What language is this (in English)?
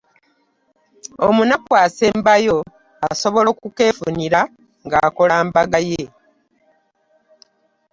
Ganda